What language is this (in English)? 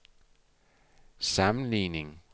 Danish